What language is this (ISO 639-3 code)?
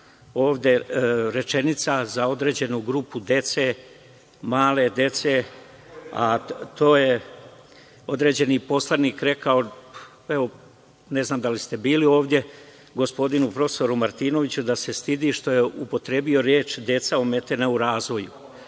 srp